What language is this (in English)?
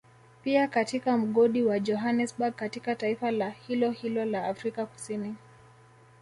Swahili